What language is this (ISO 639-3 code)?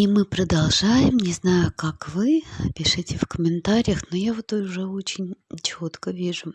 rus